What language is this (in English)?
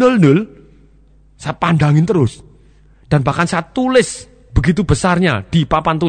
Indonesian